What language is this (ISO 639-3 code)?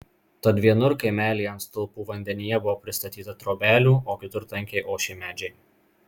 lit